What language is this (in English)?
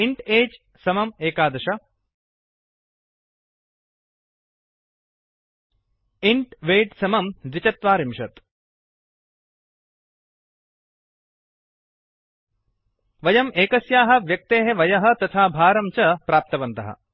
Sanskrit